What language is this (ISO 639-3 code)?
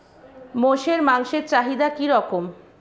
ben